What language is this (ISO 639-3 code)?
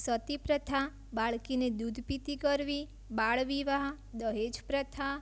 guj